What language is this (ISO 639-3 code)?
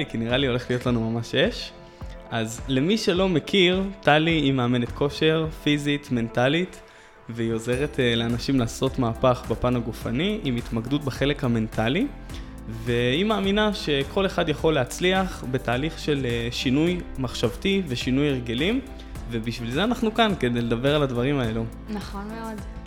heb